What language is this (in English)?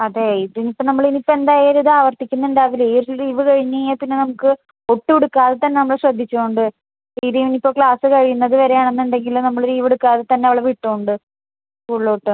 Malayalam